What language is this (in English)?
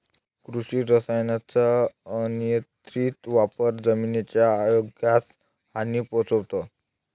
Marathi